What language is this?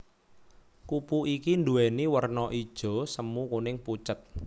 Javanese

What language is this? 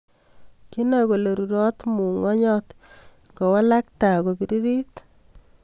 Kalenjin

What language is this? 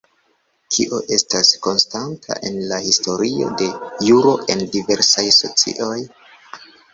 Esperanto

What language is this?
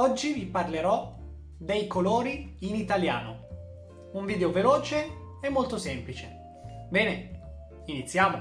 Italian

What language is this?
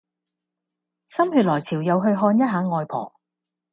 Cantonese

